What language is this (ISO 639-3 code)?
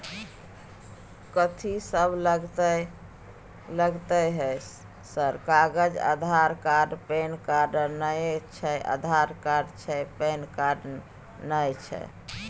mai